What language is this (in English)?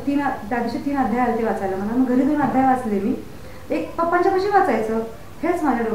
Marathi